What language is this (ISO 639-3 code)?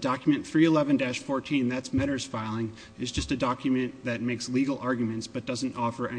eng